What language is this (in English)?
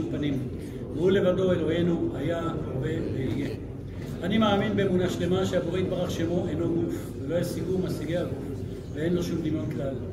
Hebrew